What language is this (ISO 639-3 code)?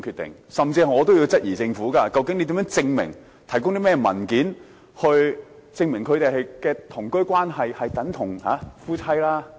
yue